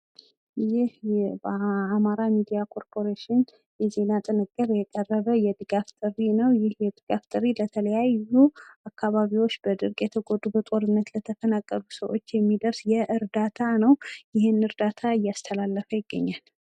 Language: Amharic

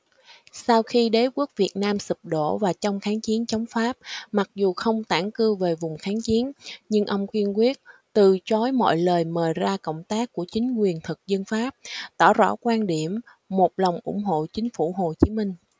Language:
Vietnamese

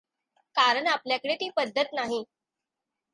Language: Marathi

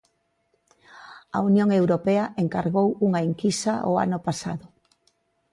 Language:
Galician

